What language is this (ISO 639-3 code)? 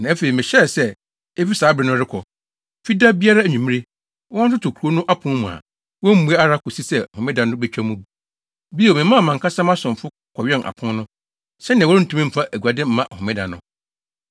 aka